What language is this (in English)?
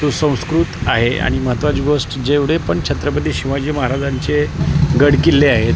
Marathi